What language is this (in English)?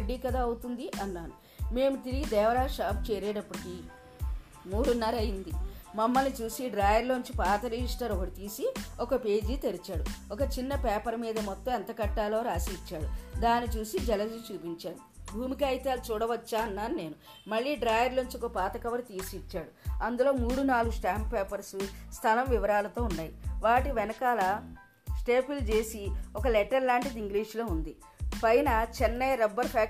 Telugu